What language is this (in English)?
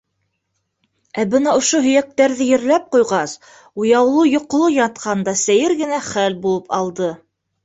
Bashkir